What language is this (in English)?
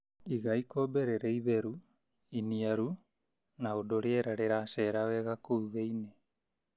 Kikuyu